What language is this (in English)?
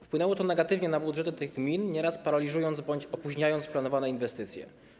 Polish